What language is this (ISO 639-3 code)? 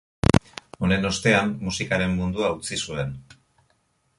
eus